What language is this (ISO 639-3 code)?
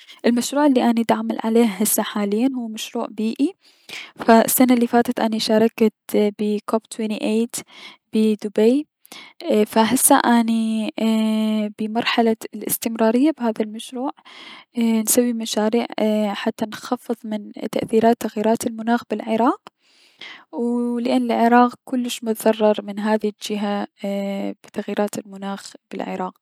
acm